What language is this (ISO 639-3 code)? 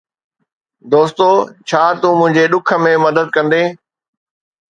snd